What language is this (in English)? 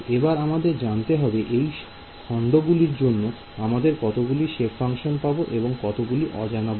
Bangla